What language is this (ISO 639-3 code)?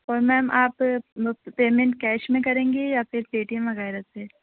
urd